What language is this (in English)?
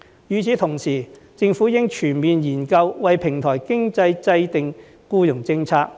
Cantonese